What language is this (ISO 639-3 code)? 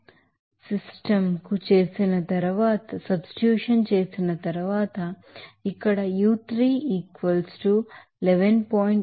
tel